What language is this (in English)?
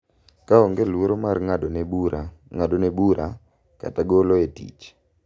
Luo (Kenya and Tanzania)